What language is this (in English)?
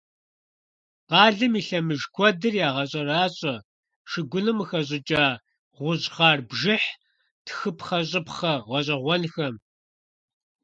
Kabardian